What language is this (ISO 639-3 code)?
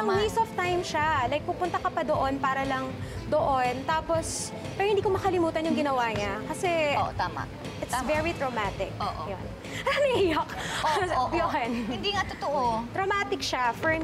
fil